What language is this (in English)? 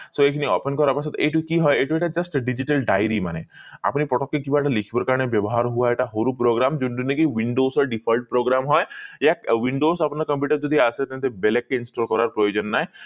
Assamese